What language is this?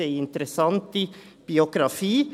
Swiss German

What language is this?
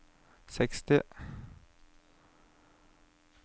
Norwegian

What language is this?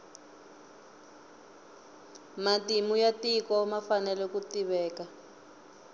Tsonga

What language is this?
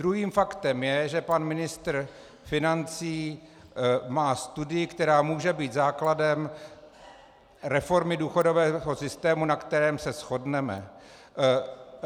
Czech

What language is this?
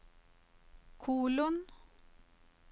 Norwegian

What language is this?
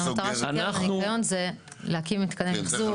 Hebrew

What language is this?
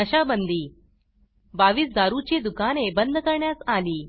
Marathi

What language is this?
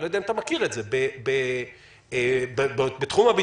Hebrew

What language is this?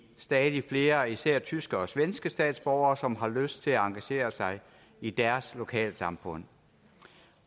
Danish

